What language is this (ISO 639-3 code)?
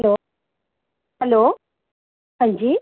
doi